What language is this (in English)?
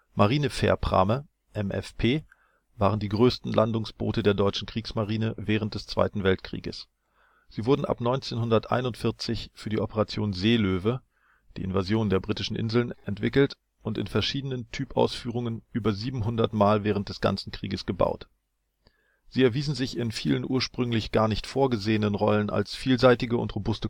German